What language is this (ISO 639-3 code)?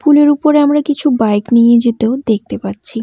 ben